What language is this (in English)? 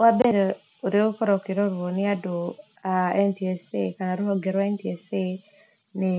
Kikuyu